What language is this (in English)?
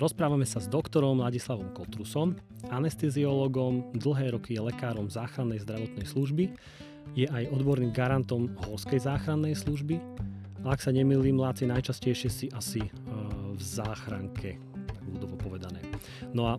Slovak